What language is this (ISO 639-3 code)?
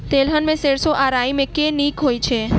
mai